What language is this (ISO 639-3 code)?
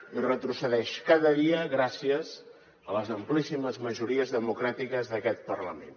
cat